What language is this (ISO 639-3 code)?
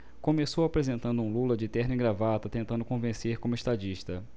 por